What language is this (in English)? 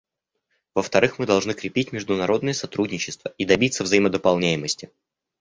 Russian